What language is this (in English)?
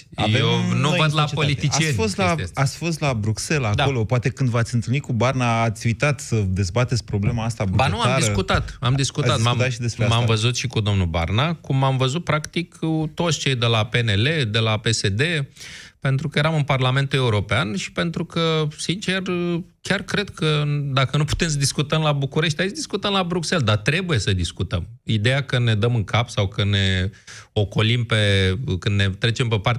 Romanian